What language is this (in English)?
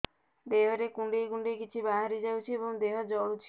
Odia